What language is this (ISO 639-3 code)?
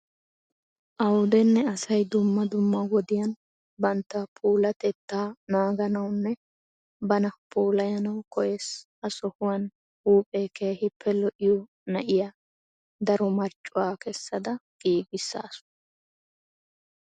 wal